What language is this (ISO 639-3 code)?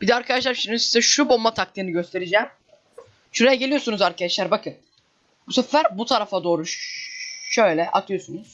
tur